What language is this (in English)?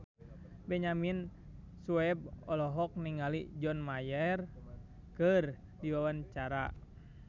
Sundanese